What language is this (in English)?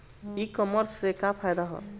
Bhojpuri